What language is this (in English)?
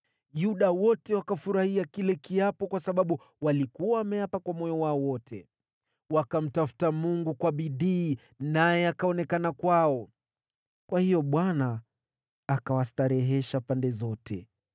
Swahili